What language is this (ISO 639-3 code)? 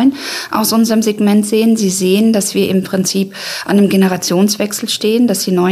deu